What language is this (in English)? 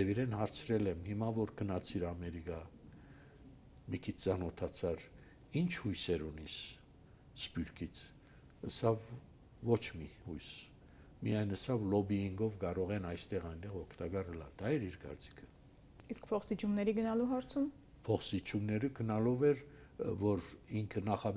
Turkish